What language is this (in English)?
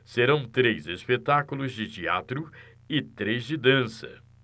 Portuguese